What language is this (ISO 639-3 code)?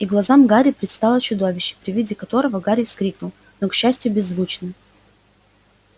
rus